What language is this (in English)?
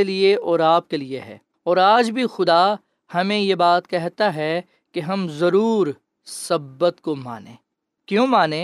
Urdu